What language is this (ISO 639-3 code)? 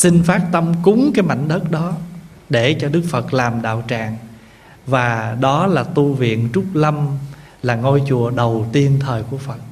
vie